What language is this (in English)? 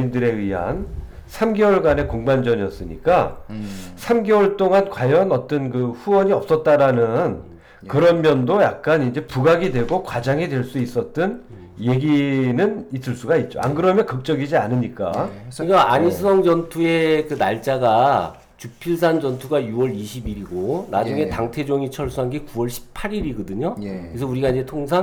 Korean